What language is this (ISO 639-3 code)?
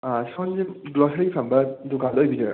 mni